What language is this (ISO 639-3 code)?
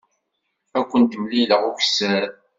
kab